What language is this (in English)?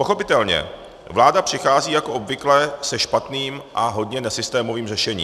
Czech